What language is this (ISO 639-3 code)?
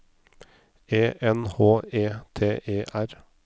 nor